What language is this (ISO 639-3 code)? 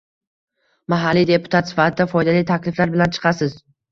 uzb